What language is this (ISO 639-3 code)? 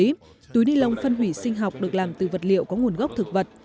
vie